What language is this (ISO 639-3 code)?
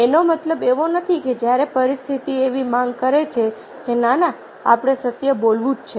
guj